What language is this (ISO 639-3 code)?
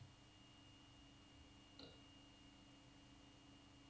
dan